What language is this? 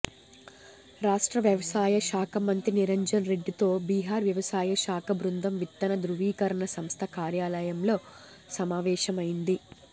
Telugu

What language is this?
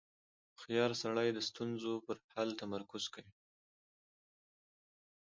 Pashto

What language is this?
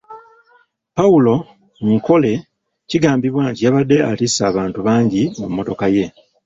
Ganda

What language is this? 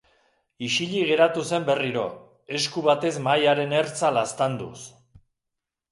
Basque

